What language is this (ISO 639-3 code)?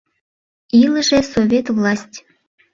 chm